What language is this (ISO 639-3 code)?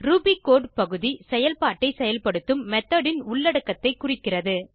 tam